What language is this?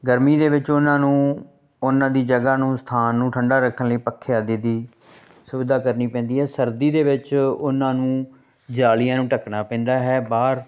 Punjabi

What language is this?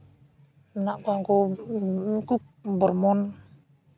Santali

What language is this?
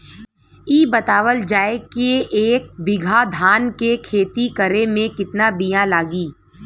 Bhojpuri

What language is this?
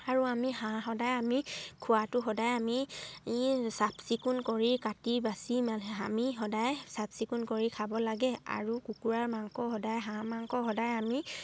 Assamese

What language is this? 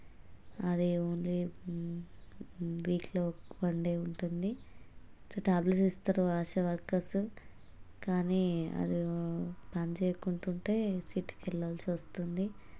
Telugu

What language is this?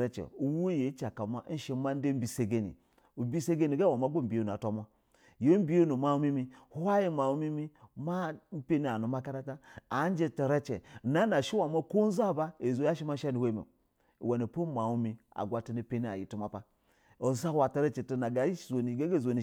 Basa (Nigeria)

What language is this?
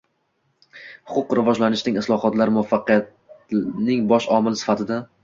Uzbek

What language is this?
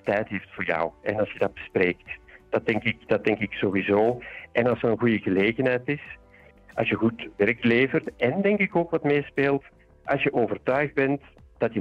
Dutch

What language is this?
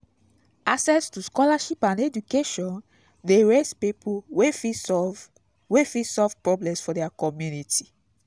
Nigerian Pidgin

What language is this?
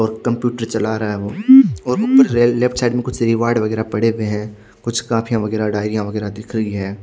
Hindi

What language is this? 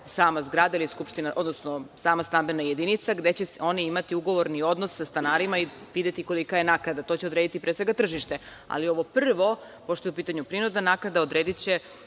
Serbian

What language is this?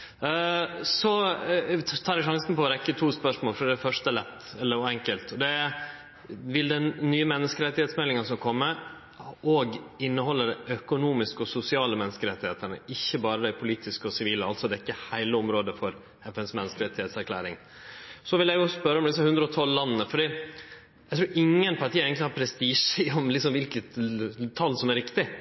Norwegian Nynorsk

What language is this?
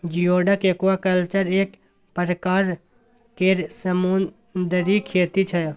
Maithili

